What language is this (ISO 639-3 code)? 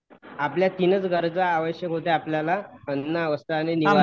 mar